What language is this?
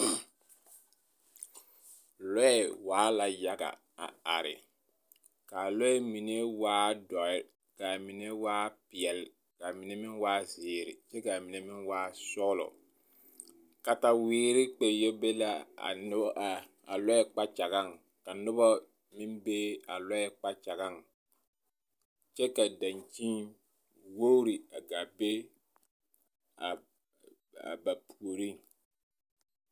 Southern Dagaare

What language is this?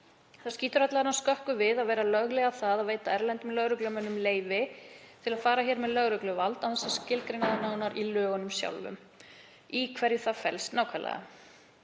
Icelandic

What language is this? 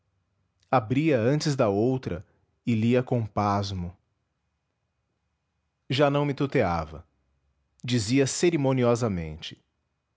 Portuguese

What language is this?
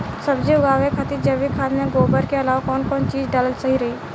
Bhojpuri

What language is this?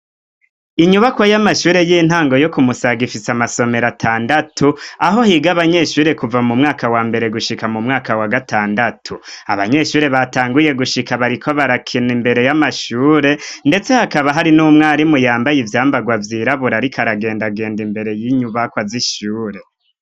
Rundi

